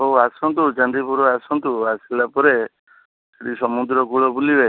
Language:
Odia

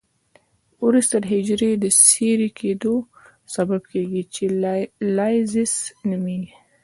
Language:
Pashto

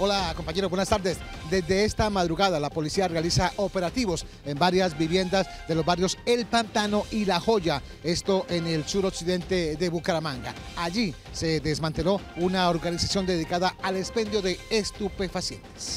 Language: Spanish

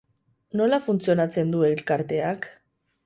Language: Basque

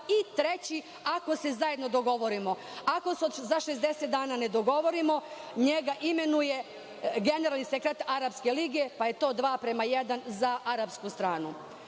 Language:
Serbian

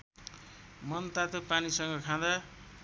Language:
Nepali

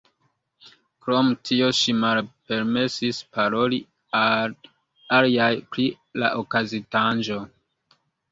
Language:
Esperanto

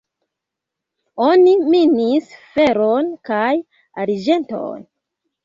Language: Esperanto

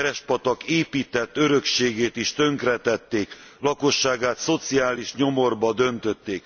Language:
Hungarian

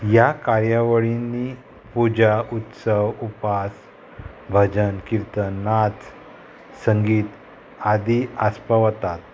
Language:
Konkani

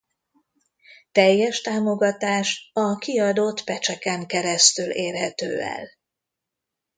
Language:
Hungarian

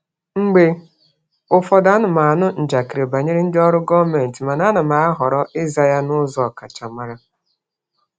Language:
Igbo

